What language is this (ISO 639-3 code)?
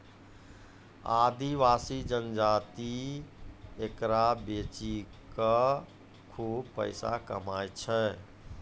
mai